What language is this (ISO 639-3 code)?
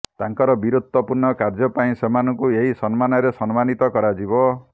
ori